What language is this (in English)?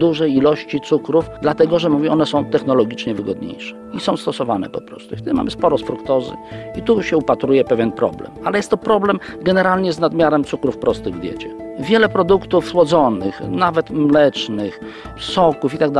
Polish